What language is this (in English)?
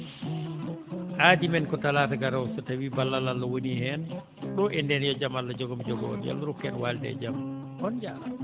Fula